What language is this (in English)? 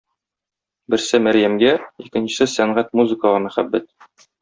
Tatar